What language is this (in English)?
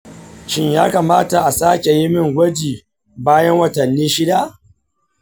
Hausa